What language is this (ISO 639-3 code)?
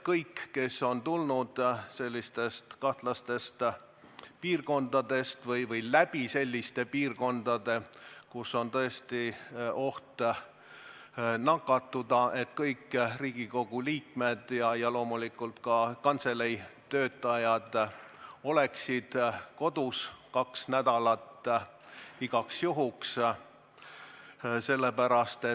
est